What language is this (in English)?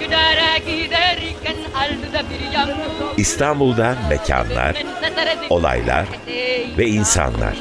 Turkish